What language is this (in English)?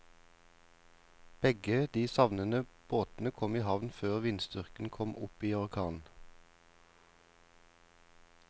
Norwegian